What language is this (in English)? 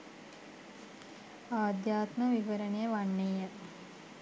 Sinhala